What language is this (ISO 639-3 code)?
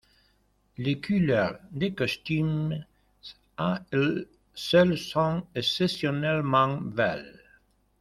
fra